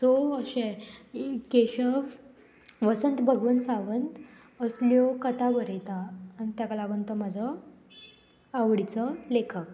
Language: Konkani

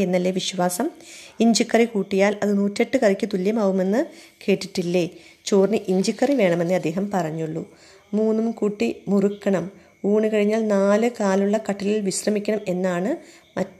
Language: Malayalam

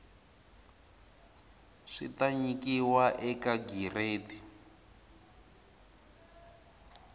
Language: Tsonga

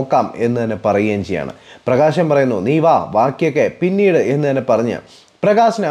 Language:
Malayalam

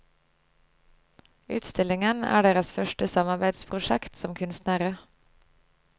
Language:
Norwegian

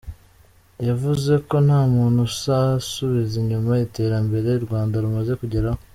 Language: Kinyarwanda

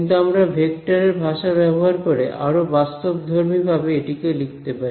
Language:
Bangla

